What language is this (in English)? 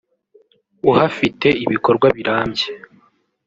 Kinyarwanda